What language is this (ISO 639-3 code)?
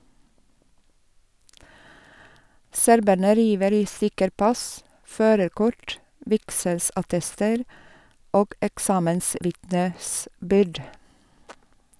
nor